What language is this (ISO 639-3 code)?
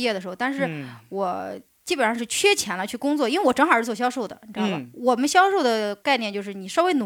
zho